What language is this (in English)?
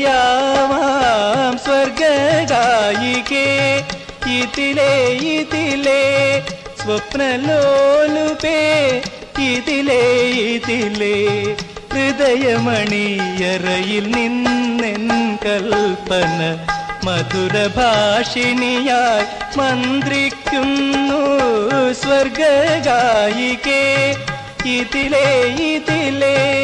Malayalam